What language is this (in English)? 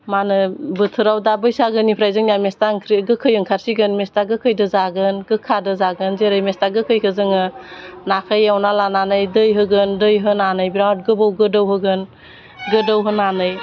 Bodo